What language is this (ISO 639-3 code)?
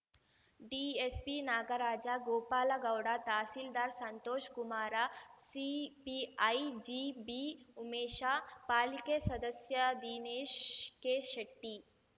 kan